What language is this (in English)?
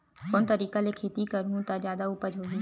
Chhattisgarhi